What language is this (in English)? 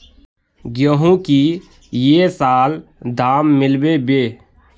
Magahi